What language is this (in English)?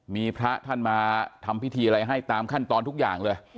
Thai